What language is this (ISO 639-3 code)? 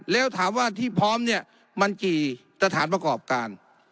tha